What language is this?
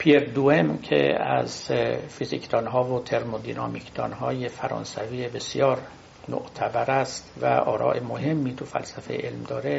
Persian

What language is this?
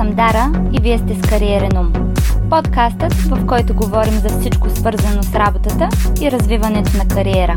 Bulgarian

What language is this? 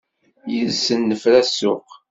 Kabyle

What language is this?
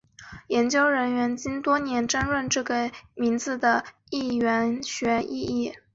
Chinese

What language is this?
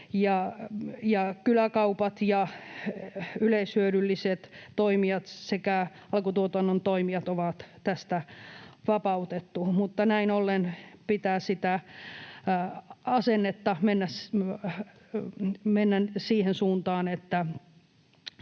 Finnish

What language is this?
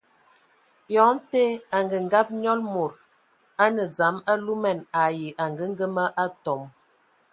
Ewondo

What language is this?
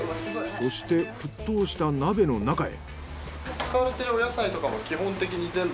Japanese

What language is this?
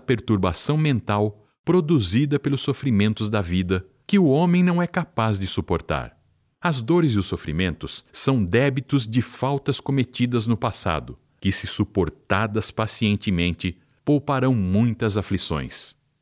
Portuguese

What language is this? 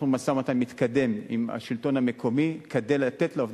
Hebrew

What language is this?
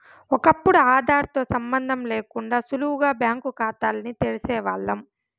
Telugu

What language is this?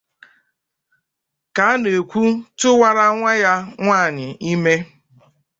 Igbo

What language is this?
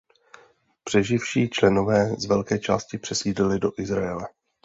Czech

